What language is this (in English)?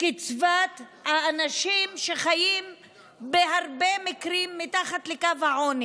Hebrew